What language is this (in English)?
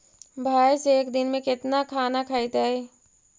Magahi